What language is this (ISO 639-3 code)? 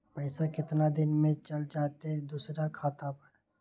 mag